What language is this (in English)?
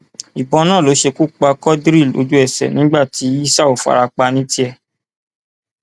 Yoruba